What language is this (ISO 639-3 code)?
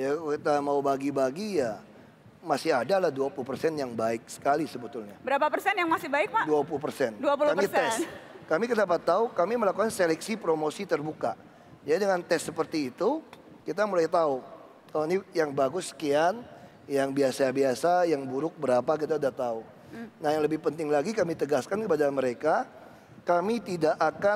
ind